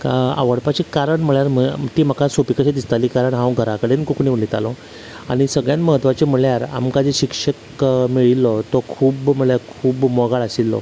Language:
Konkani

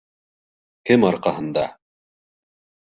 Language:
Bashkir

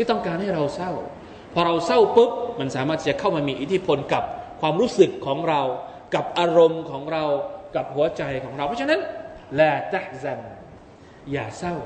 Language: Thai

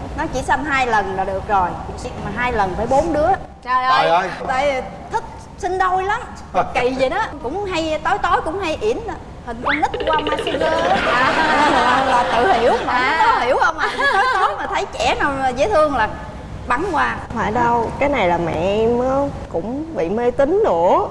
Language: Vietnamese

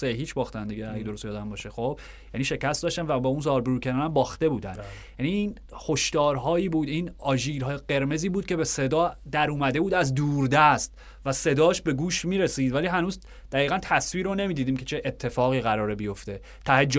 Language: Persian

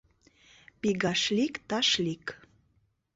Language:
Mari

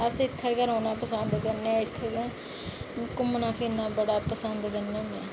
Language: Dogri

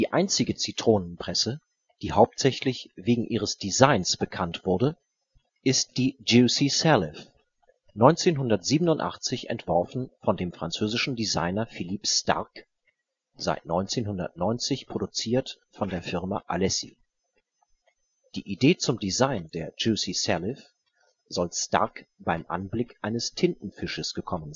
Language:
German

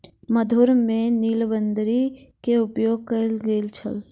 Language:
Maithili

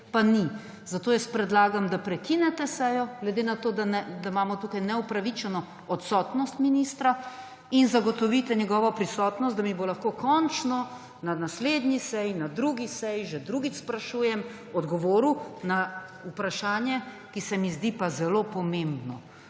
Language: Slovenian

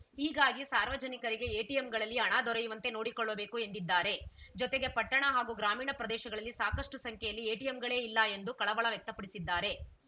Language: Kannada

